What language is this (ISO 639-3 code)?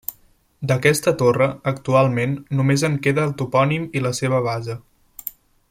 cat